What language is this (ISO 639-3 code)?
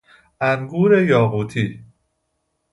fas